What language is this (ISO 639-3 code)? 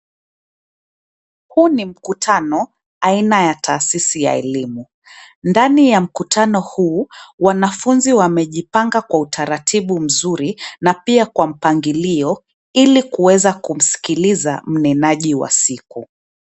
swa